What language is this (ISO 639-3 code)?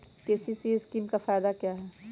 mag